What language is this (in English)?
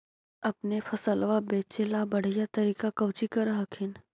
Magahi